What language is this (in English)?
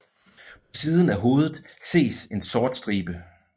Danish